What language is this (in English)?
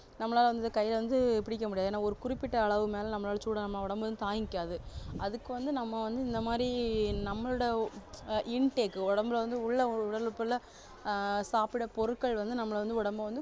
Tamil